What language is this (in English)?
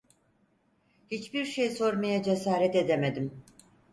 Turkish